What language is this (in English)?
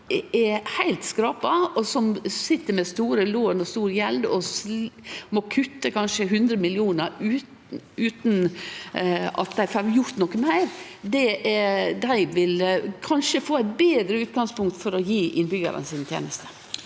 Norwegian